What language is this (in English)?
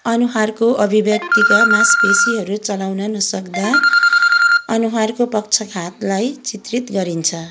Nepali